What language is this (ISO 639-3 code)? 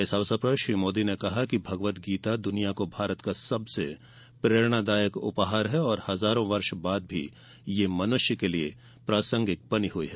hin